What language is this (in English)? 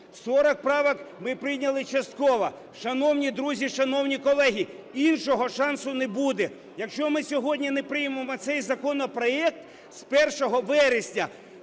Ukrainian